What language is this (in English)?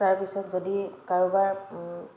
Assamese